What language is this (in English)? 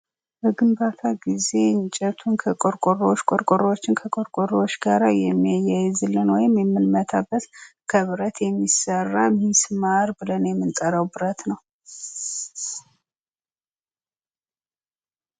Amharic